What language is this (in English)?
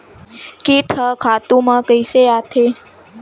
Chhattisgarhi